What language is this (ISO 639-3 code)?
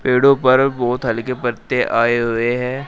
hin